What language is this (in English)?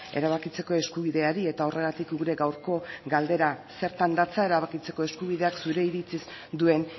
Basque